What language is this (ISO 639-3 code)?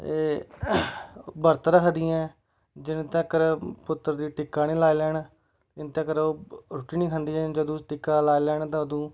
doi